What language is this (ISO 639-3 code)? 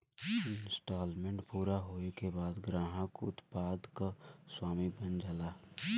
bho